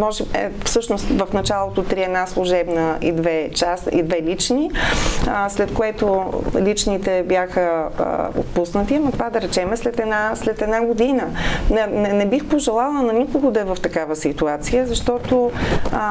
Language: Bulgarian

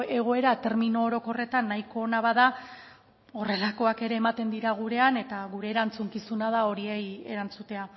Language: Basque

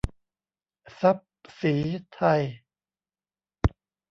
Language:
Thai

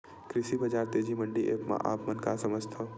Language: Chhattisgarhi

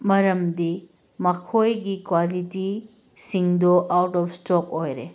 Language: Manipuri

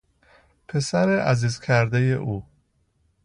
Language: Persian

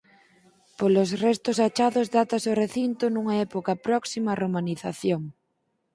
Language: Galician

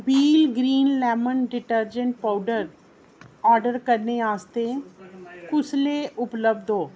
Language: Dogri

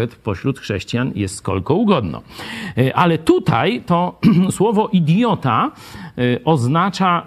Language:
Polish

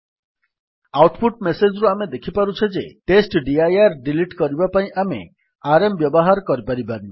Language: Odia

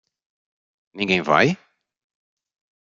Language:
Portuguese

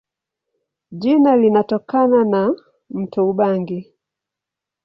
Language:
Swahili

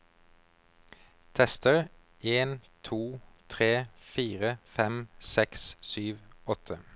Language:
Norwegian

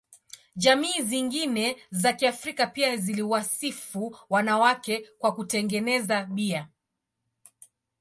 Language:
Swahili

